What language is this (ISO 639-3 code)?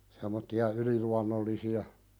fin